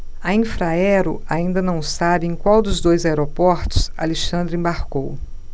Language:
Portuguese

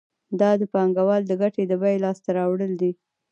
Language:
Pashto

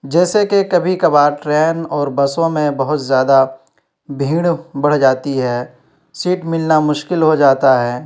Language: Urdu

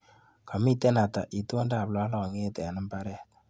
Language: Kalenjin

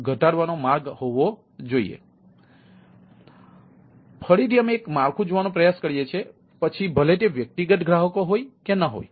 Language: Gujarati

